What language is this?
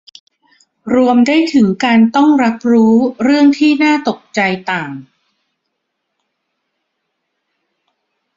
Thai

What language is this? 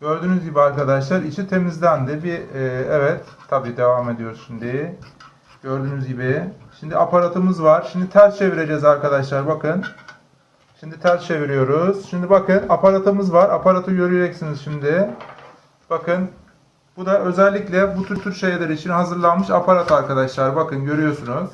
Turkish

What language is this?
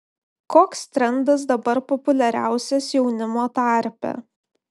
Lithuanian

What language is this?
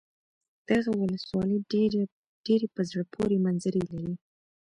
Pashto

